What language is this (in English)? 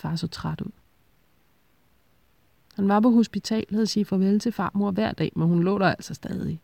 Danish